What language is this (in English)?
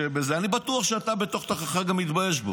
Hebrew